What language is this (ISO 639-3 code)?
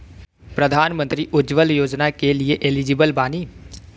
bho